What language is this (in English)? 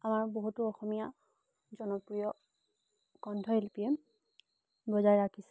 Assamese